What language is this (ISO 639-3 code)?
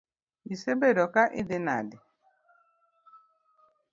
luo